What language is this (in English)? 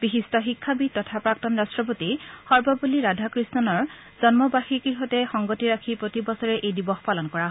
Assamese